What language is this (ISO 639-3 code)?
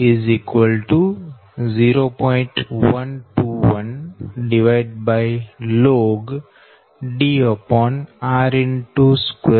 guj